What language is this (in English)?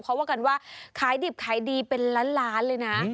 Thai